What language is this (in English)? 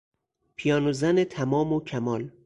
Persian